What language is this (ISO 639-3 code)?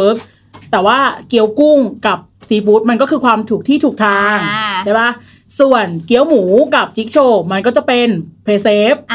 tha